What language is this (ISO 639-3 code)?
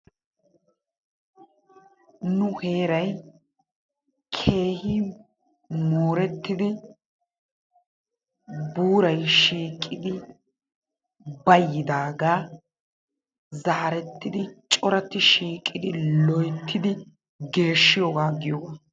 wal